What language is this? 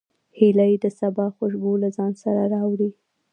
Pashto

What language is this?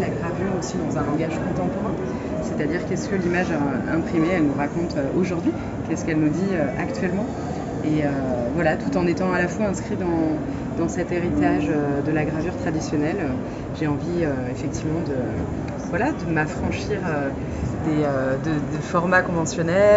French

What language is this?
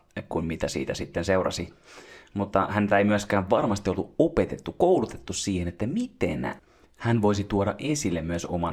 Finnish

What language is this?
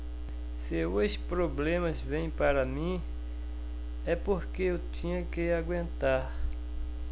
Portuguese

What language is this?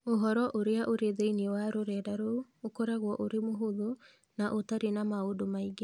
Kikuyu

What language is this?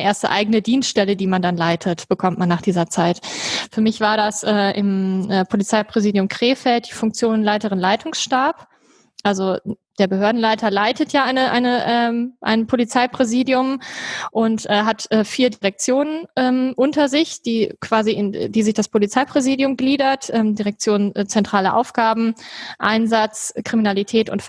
German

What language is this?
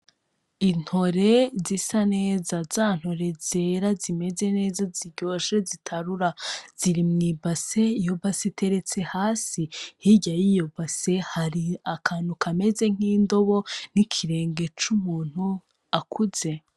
Rundi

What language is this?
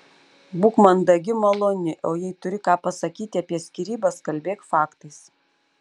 Lithuanian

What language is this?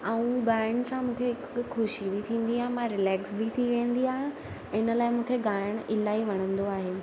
Sindhi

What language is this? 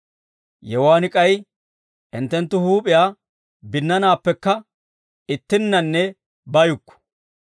Dawro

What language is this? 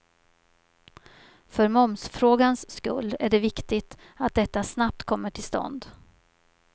Swedish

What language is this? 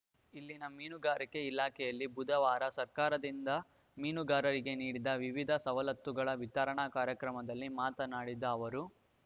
Kannada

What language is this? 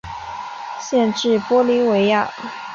Chinese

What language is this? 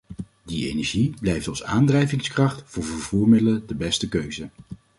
Dutch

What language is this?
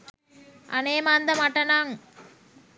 Sinhala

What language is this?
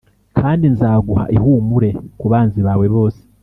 Kinyarwanda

